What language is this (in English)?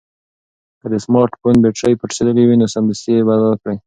Pashto